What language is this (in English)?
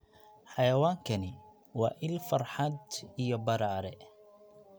Somali